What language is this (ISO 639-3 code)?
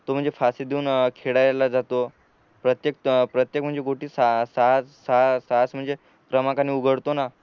mar